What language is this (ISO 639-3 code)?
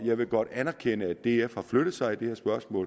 dan